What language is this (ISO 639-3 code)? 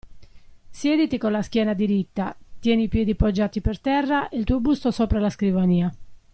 ita